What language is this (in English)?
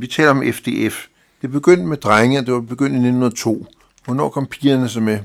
Danish